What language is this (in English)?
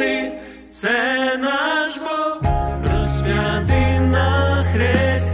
Ukrainian